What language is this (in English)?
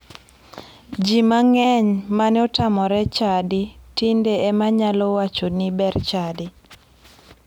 Luo (Kenya and Tanzania)